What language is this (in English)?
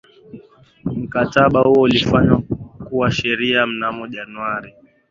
Swahili